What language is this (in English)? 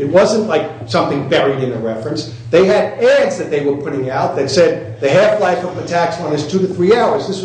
English